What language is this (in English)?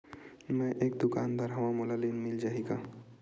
Chhattisgarhi